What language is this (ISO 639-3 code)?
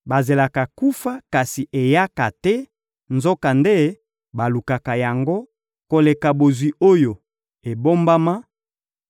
lin